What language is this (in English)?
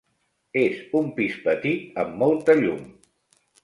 Catalan